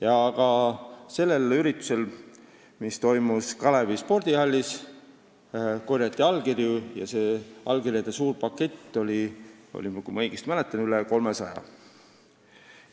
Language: Estonian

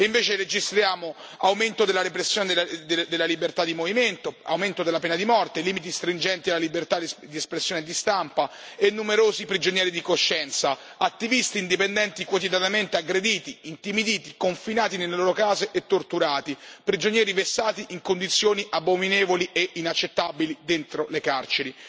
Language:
Italian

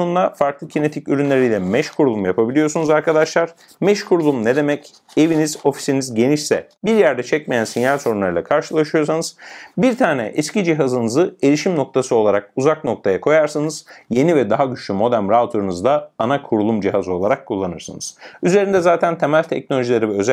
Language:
Turkish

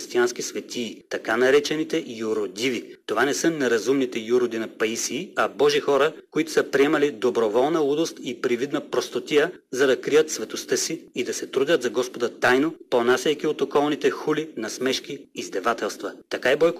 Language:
Bulgarian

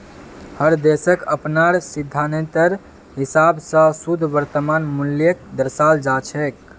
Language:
Magahi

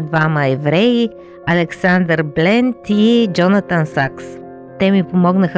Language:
Bulgarian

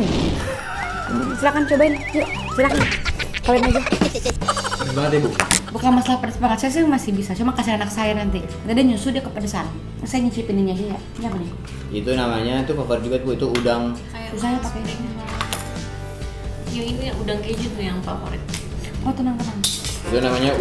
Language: Indonesian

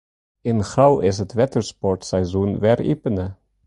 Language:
Western Frisian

